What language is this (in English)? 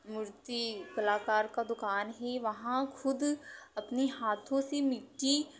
Hindi